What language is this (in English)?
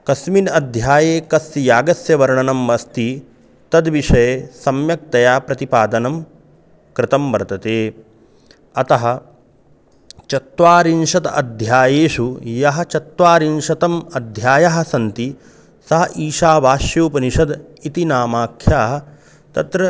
Sanskrit